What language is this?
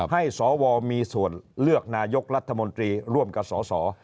Thai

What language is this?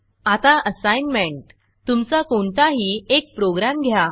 Marathi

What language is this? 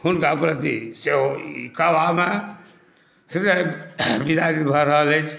Maithili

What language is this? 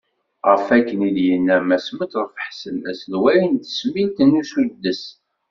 Kabyle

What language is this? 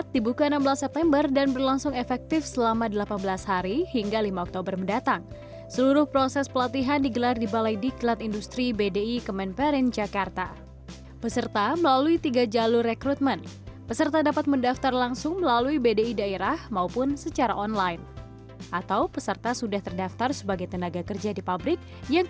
Indonesian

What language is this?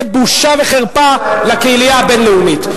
Hebrew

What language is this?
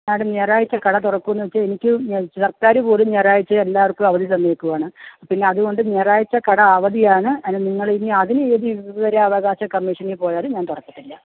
Malayalam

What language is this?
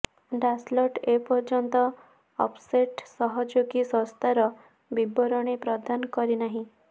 Odia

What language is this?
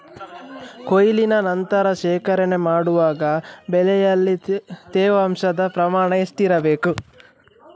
Kannada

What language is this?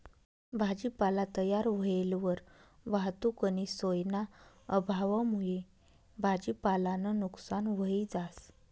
Marathi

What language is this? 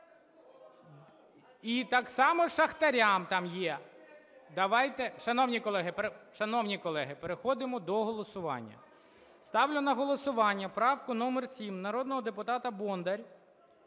Ukrainian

